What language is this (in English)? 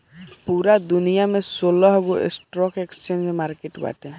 Bhojpuri